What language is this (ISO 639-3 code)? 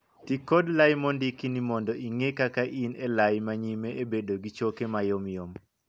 luo